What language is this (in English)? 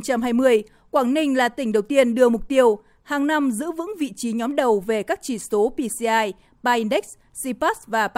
Vietnamese